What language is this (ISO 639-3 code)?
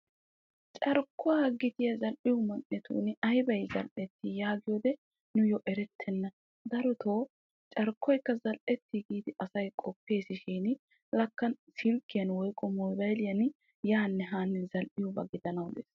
wal